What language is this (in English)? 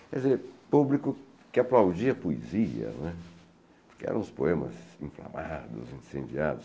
Portuguese